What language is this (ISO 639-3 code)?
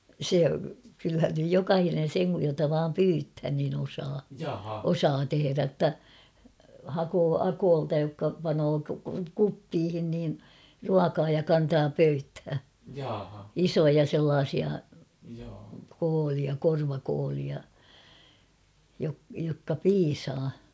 fin